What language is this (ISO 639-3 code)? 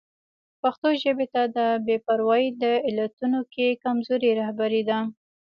pus